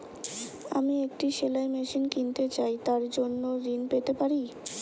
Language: Bangla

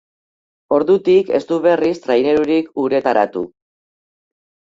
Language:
Basque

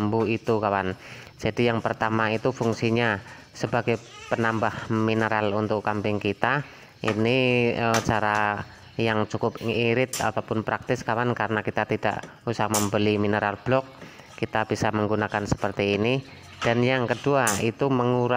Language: Indonesian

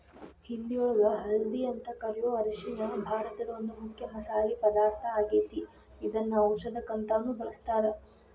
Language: Kannada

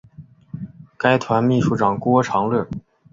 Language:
Chinese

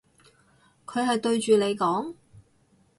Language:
Cantonese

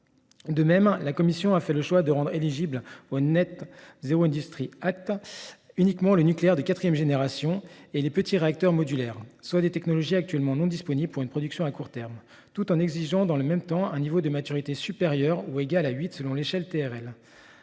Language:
French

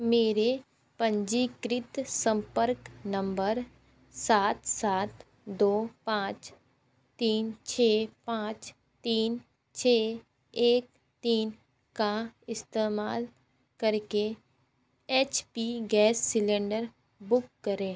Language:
Hindi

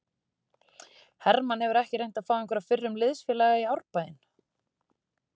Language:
Icelandic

